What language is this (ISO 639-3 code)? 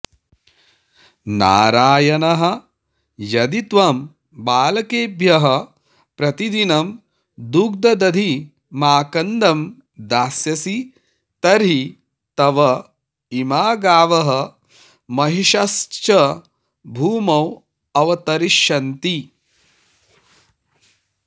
san